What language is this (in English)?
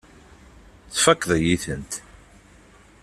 Kabyle